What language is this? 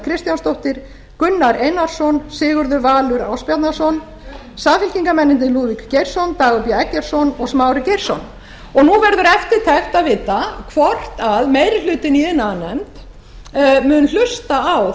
Icelandic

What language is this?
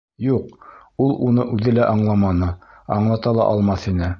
Bashkir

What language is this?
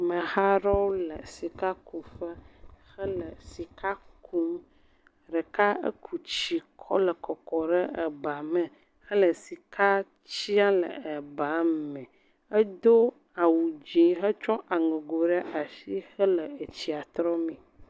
Ewe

